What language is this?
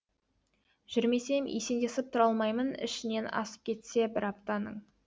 Kazakh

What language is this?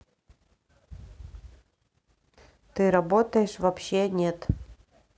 Russian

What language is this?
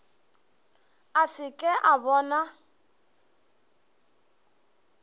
Northern Sotho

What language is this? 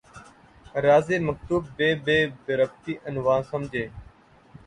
Urdu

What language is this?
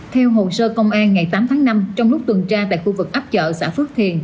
Vietnamese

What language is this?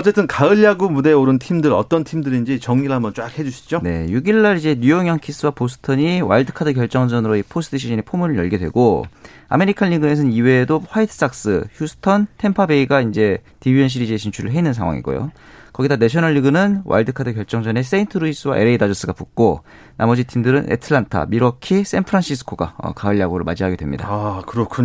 Korean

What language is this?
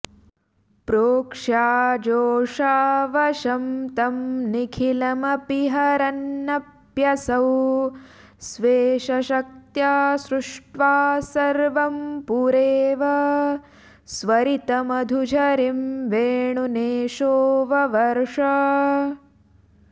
Sanskrit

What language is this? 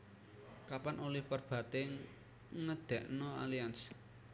Javanese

